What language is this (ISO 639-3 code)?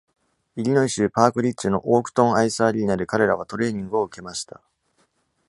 jpn